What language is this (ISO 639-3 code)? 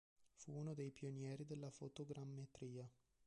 ita